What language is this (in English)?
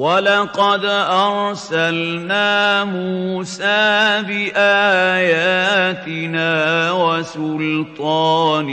Arabic